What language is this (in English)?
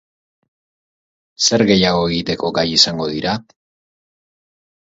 Basque